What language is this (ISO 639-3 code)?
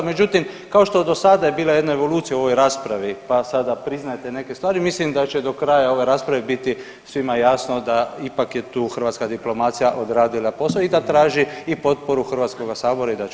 hrv